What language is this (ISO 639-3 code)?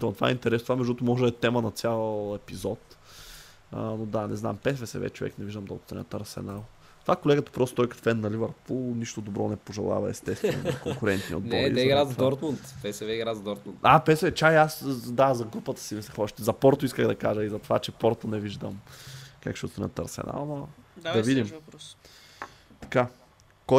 bul